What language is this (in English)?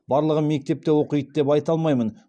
Kazakh